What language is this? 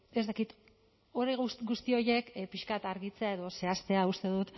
Basque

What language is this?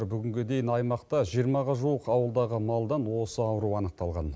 Kazakh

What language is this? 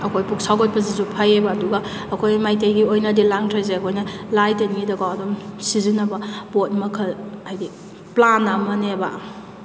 Manipuri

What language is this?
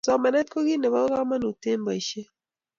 Kalenjin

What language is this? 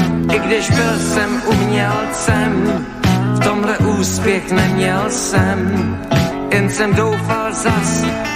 Slovak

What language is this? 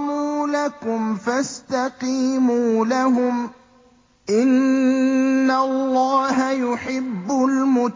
Arabic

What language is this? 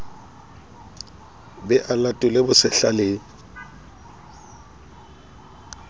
Southern Sotho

